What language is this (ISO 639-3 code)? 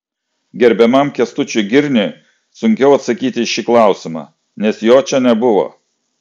lit